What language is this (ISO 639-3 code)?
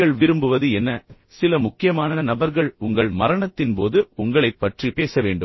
tam